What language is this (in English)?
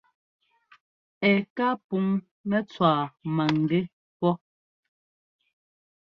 Ngomba